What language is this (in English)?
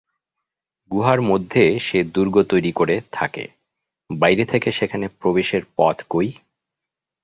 Bangla